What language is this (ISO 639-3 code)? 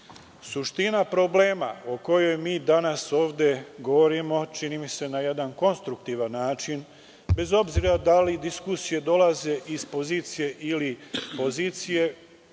srp